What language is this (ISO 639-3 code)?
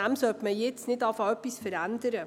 gsw